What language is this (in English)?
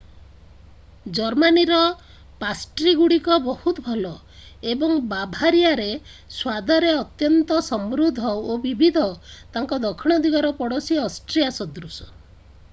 Odia